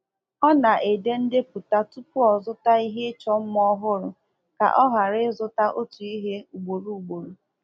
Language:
Igbo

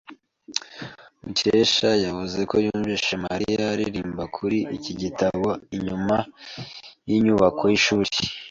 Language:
Kinyarwanda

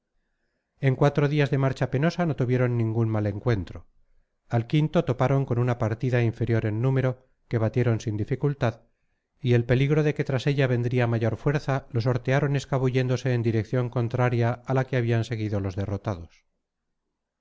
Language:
Spanish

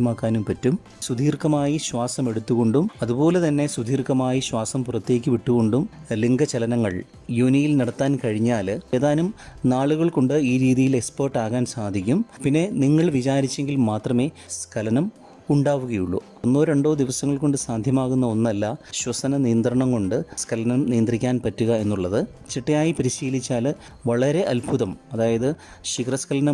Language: Malayalam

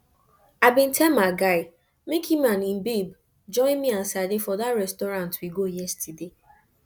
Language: Nigerian Pidgin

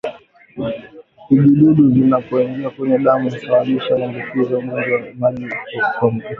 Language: Swahili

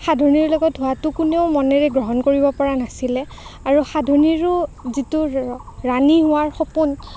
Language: Assamese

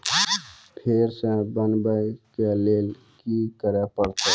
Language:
Maithili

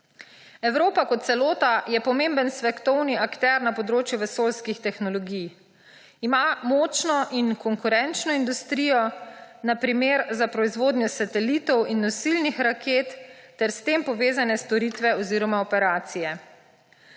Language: Slovenian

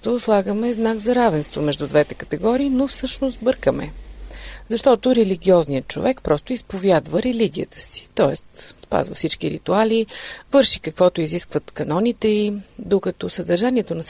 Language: Bulgarian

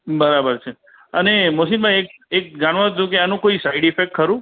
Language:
Gujarati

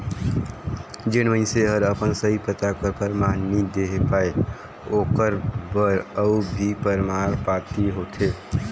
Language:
Chhattisgarhi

